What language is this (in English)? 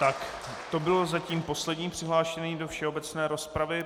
Czech